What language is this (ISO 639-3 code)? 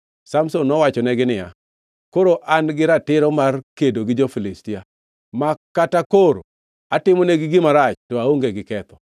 luo